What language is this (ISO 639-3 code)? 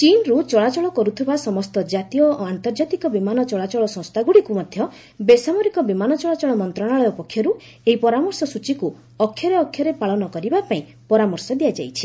ori